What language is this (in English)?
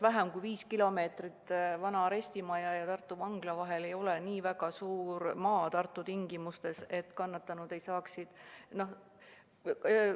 Estonian